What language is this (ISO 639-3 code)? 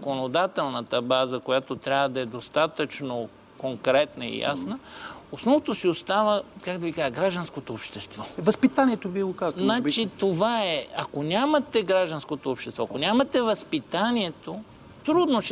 bul